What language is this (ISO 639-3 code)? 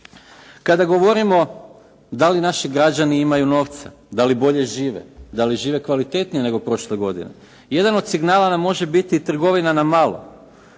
hrv